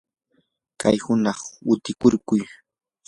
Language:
Yanahuanca Pasco Quechua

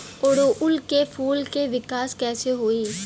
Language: Bhojpuri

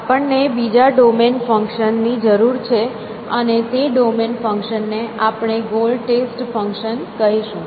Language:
Gujarati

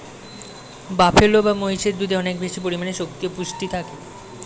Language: Bangla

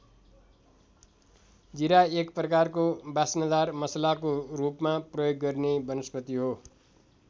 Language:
Nepali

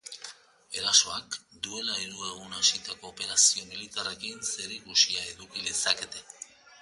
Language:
Basque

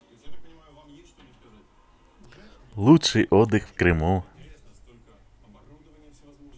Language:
Russian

